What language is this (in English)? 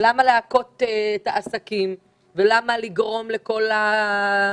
Hebrew